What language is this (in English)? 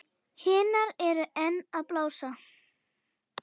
Icelandic